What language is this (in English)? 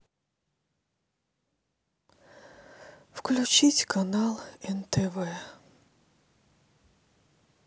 Russian